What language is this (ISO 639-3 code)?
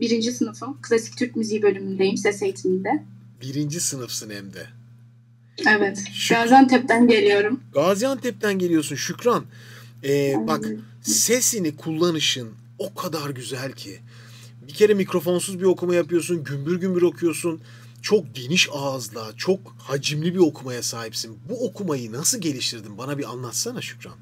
tur